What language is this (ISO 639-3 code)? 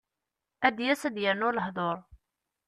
kab